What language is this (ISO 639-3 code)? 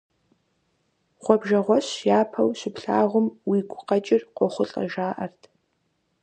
kbd